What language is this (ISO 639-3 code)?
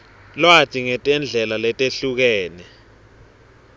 ssw